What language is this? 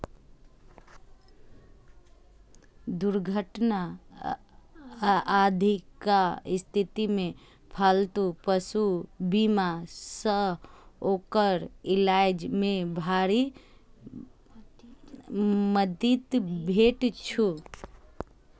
Maithili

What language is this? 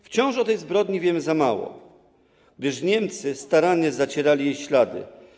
Polish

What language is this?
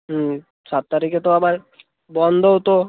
Bangla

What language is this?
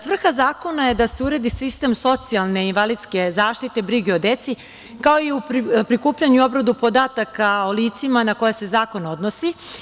Serbian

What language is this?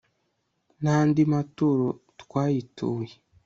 Kinyarwanda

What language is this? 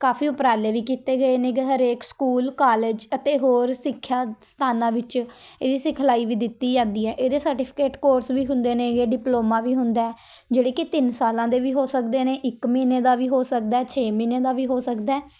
Punjabi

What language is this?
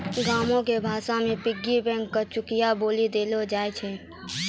Maithili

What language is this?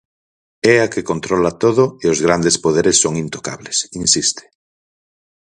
Galician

